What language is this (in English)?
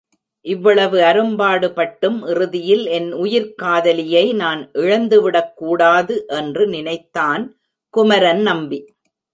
Tamil